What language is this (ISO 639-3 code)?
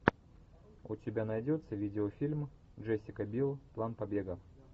rus